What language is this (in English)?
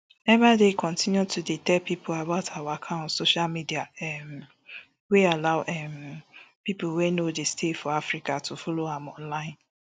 Nigerian Pidgin